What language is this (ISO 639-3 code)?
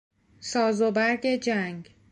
fas